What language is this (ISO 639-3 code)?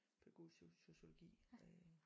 dan